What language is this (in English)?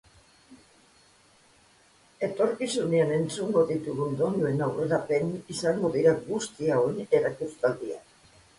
Basque